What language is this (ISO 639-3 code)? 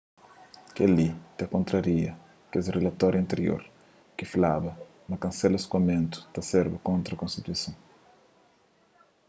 kea